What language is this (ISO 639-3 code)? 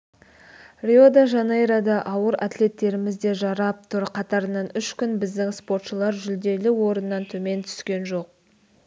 kaz